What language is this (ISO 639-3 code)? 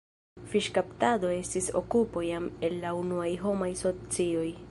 epo